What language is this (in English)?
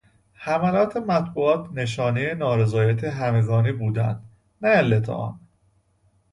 Persian